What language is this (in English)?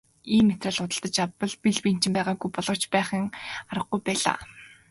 Mongolian